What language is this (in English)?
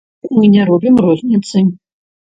Belarusian